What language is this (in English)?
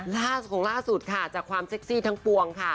Thai